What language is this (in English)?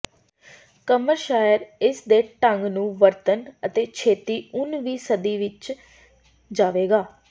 Punjabi